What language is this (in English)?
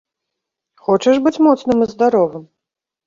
Belarusian